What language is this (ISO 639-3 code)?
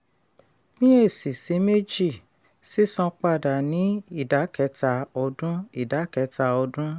yor